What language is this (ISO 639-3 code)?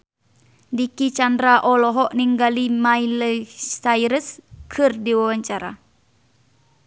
sun